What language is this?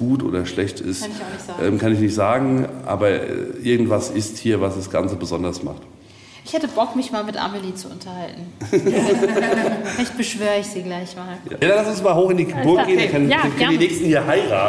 German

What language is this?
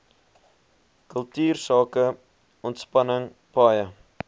Afrikaans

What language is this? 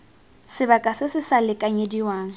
Tswana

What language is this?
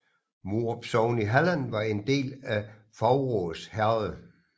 Danish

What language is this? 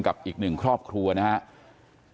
Thai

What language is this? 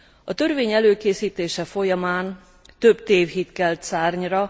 Hungarian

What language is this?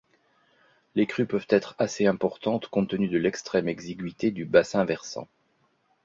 French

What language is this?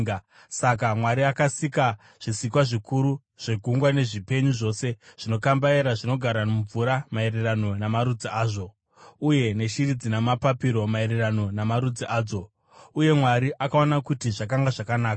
Shona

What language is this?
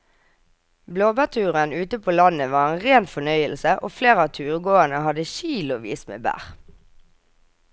Norwegian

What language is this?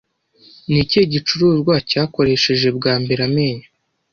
Kinyarwanda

